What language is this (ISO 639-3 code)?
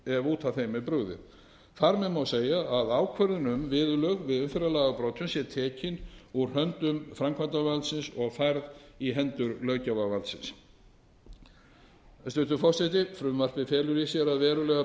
isl